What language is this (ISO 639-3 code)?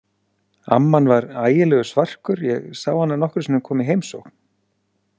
isl